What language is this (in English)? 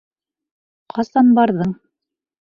Bashkir